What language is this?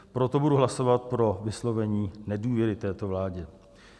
Czech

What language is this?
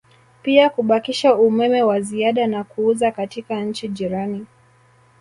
Swahili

